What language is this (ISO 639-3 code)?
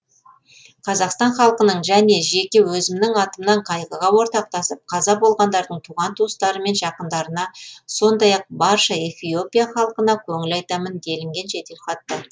kaz